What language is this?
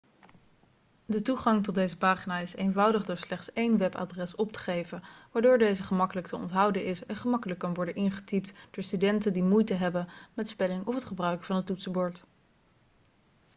Dutch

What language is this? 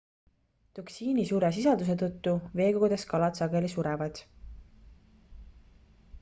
Estonian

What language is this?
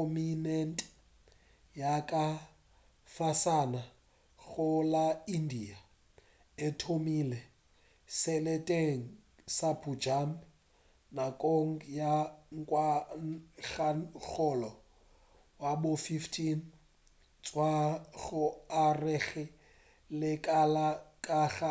Northern Sotho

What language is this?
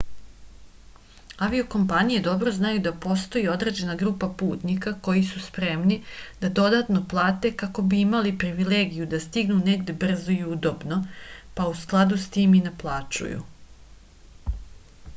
Serbian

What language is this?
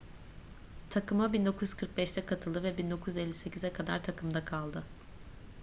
Turkish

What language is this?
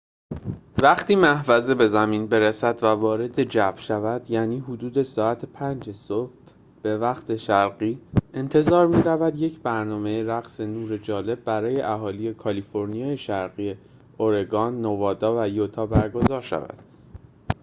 Persian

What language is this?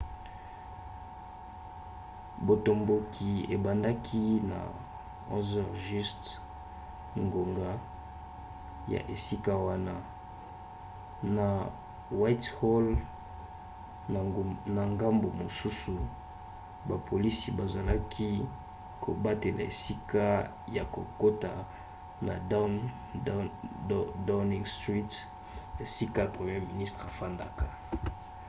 Lingala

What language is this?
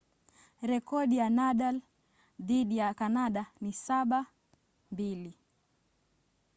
Swahili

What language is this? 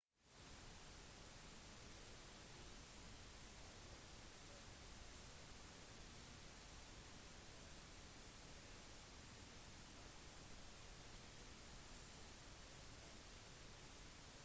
Norwegian Bokmål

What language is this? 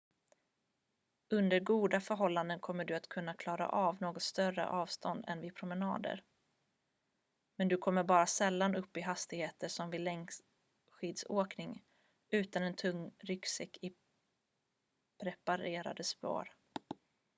Swedish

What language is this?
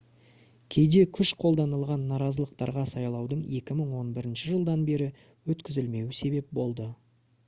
Kazakh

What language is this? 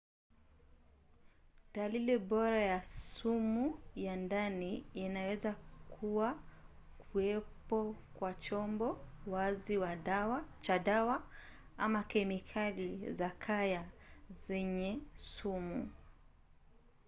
Swahili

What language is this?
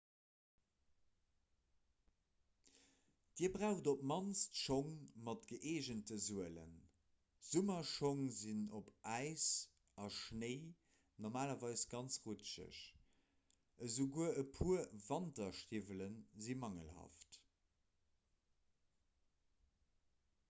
Luxembourgish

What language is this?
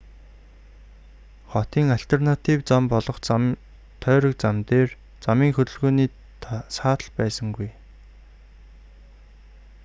Mongolian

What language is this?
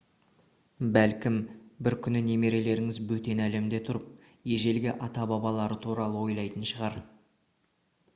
Kazakh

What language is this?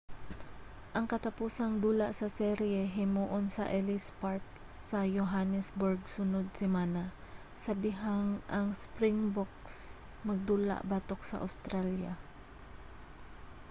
Cebuano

